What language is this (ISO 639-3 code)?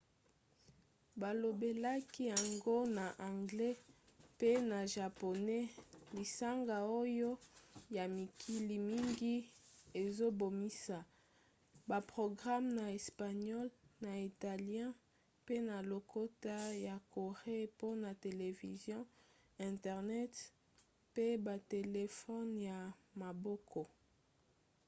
lin